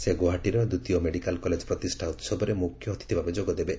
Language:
Odia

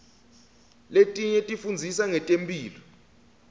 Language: Swati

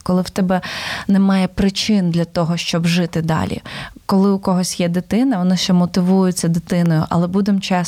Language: Ukrainian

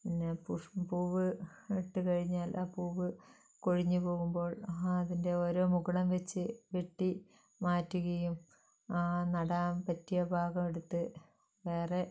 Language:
Malayalam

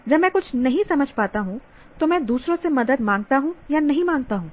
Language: Hindi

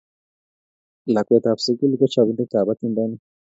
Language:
Kalenjin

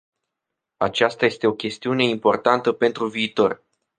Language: Romanian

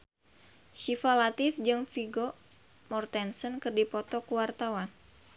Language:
Sundanese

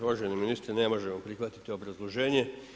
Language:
Croatian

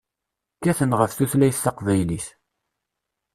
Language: Kabyle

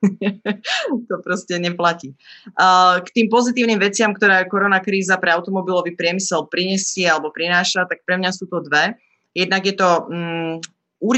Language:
Slovak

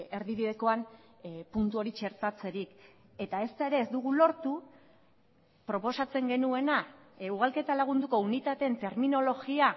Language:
Basque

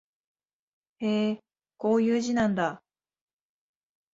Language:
Japanese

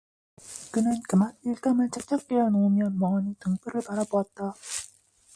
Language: Korean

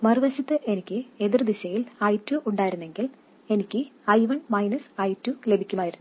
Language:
Malayalam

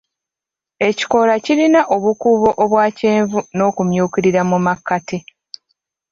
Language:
Ganda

